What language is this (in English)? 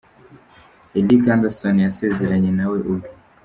Kinyarwanda